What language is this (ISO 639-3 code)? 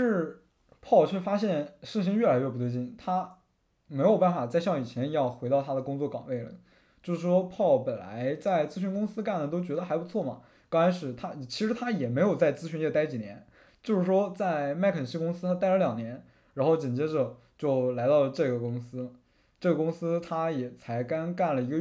zho